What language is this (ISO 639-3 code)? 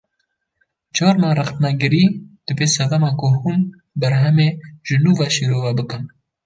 kur